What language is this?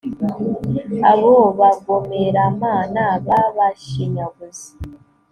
Kinyarwanda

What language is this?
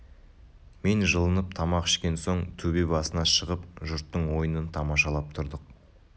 Kazakh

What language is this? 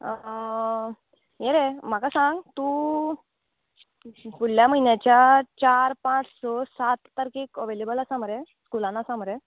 Konkani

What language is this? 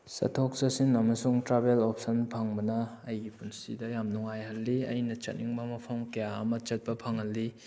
Manipuri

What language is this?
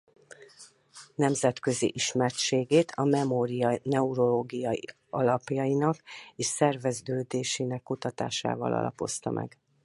Hungarian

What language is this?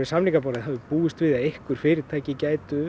Icelandic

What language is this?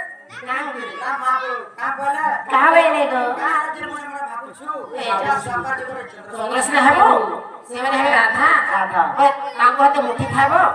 Thai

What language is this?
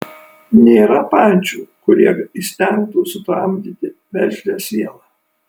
Lithuanian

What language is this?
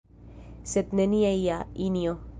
Esperanto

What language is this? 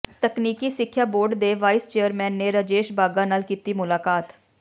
Punjabi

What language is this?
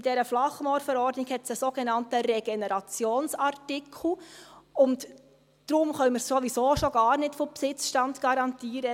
Swiss German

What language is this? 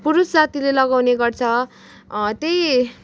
Nepali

